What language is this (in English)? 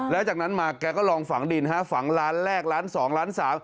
Thai